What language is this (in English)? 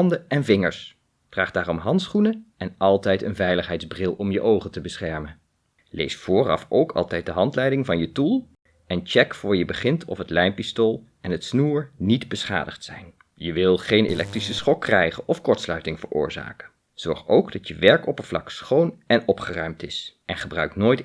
Dutch